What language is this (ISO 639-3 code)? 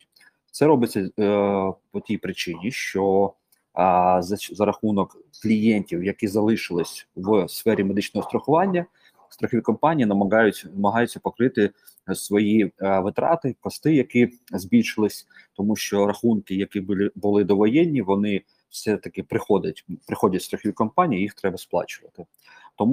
ukr